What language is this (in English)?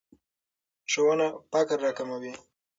Pashto